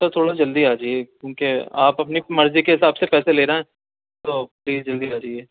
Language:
Urdu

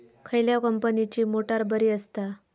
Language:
Marathi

